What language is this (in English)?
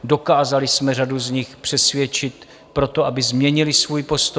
Czech